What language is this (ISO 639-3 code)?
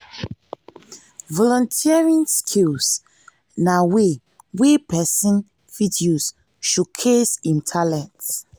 pcm